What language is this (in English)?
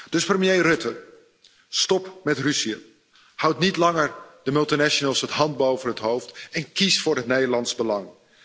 Dutch